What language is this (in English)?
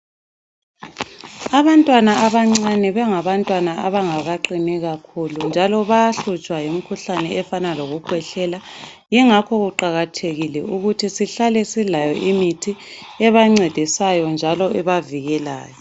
North Ndebele